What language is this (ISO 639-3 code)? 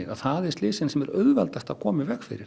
isl